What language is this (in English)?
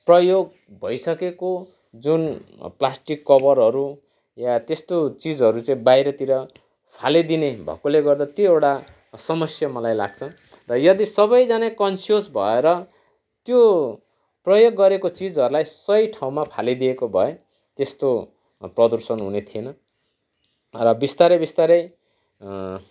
Nepali